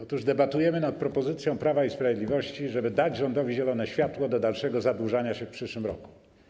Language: Polish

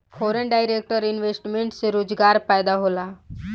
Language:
Bhojpuri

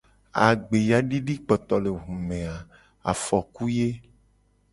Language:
Gen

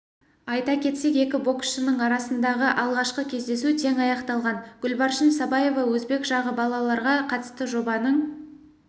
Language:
Kazakh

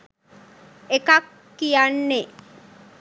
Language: Sinhala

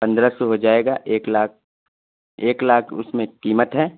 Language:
Urdu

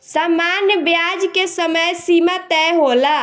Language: Bhojpuri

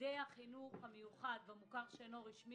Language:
Hebrew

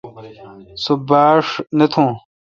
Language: Kalkoti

